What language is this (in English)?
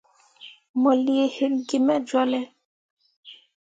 Mundang